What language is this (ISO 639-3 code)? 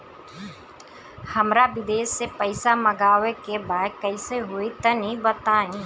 bho